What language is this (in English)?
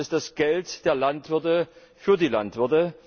German